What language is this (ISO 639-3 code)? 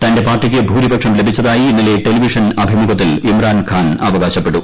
mal